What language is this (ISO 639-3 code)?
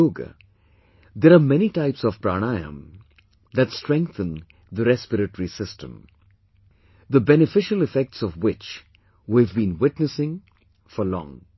eng